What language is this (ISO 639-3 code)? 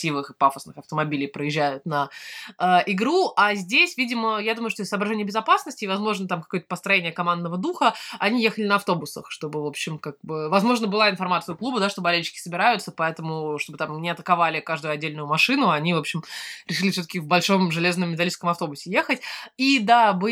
rus